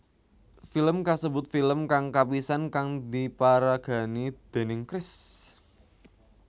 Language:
Javanese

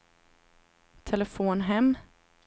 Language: Swedish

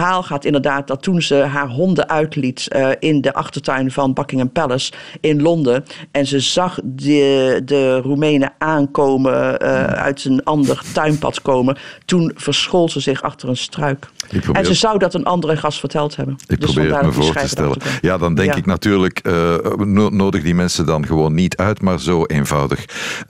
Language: Dutch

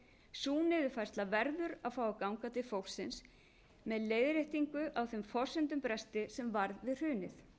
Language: Icelandic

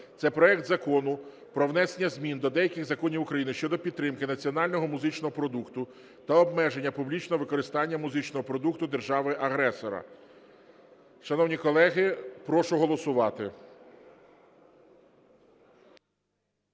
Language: Ukrainian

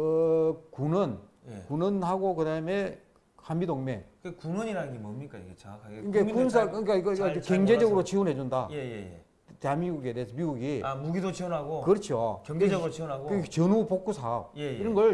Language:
Korean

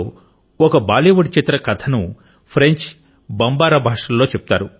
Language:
Telugu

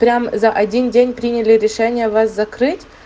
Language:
Russian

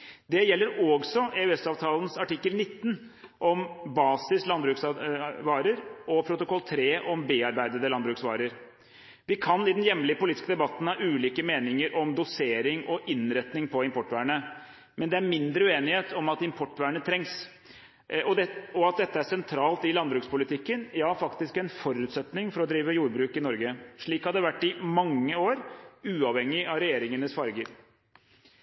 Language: Norwegian Bokmål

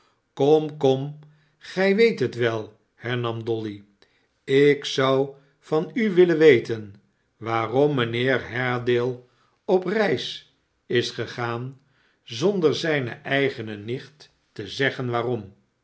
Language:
Dutch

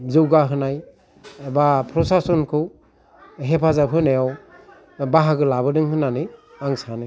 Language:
Bodo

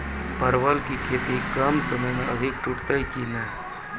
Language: Maithili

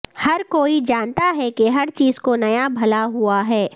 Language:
Urdu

